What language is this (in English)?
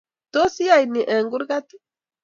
Kalenjin